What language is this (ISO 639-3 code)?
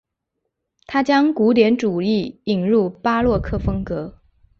zho